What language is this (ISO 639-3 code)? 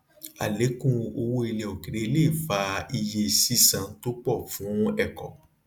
yor